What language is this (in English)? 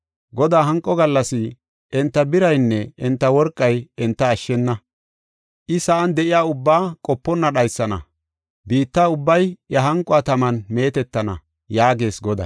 Gofa